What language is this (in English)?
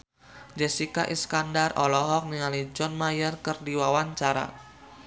Sundanese